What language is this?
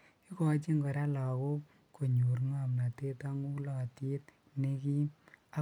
Kalenjin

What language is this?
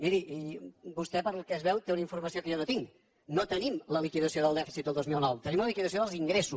Catalan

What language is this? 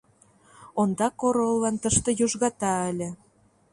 Mari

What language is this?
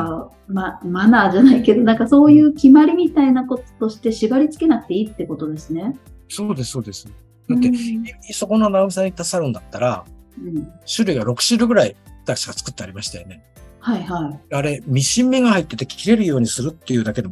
Japanese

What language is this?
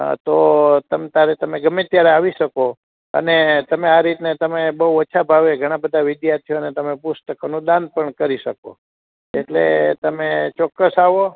Gujarati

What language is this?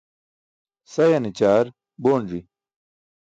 Burushaski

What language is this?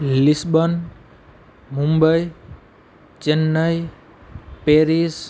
Gujarati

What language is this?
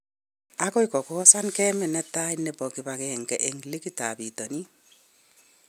Kalenjin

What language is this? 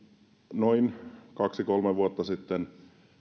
Finnish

